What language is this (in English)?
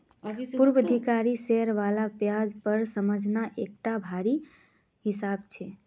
Magahi